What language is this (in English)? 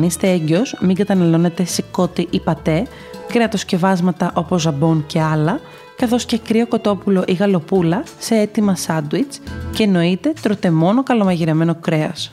Greek